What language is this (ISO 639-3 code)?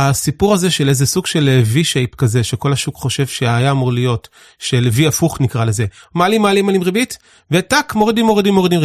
heb